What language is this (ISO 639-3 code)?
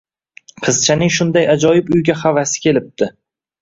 uzb